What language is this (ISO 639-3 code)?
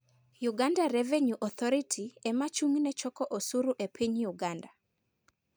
luo